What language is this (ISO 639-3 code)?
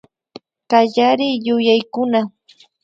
qvi